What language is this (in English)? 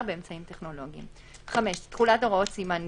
Hebrew